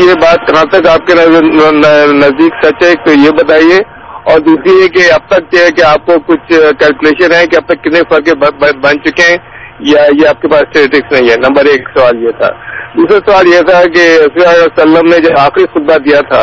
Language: Urdu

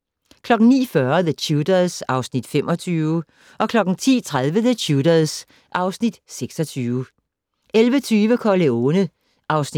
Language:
Danish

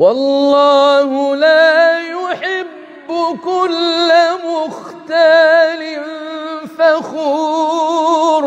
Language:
Arabic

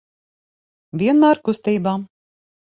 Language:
Latvian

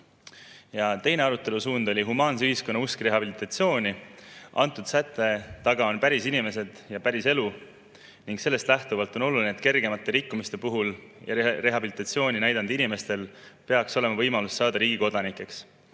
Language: Estonian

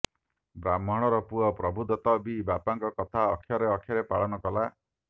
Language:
Odia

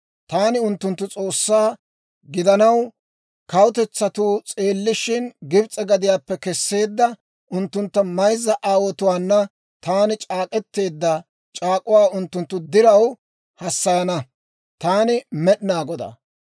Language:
Dawro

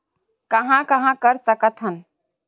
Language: Chhattisgarhi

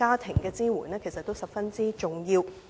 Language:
Cantonese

